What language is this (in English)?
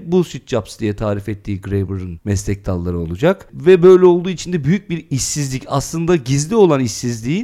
Turkish